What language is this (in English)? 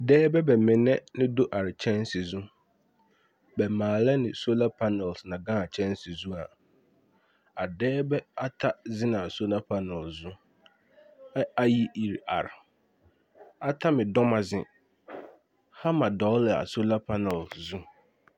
Southern Dagaare